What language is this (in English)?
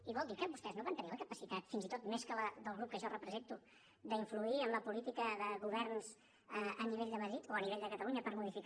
Catalan